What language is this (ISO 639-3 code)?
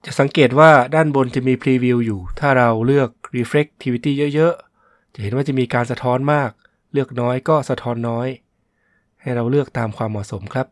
tha